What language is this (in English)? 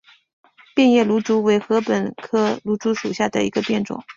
Chinese